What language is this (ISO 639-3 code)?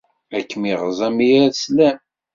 kab